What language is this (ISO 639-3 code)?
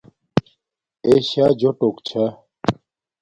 dmk